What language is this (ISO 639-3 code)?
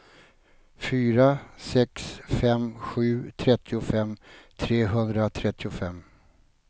swe